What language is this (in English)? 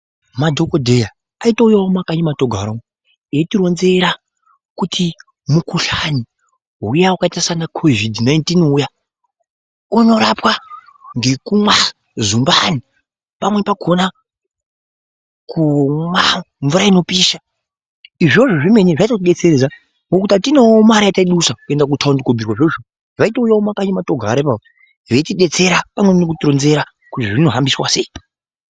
Ndau